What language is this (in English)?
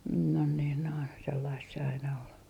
Finnish